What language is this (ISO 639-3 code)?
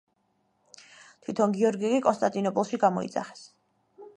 kat